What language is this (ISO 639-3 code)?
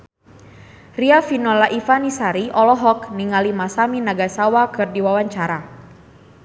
sun